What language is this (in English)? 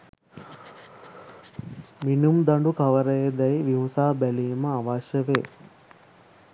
Sinhala